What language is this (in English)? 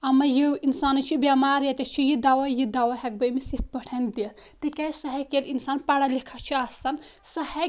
Kashmiri